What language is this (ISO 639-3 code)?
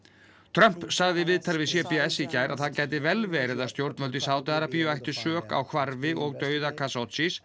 isl